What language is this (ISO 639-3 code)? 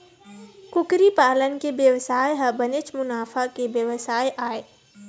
hne